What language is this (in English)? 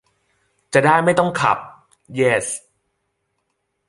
Thai